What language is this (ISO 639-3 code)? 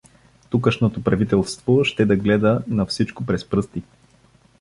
bul